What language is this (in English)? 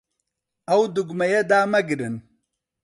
Central Kurdish